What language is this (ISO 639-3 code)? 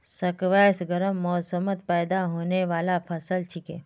mag